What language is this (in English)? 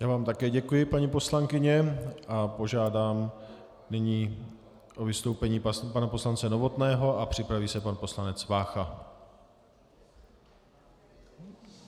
Czech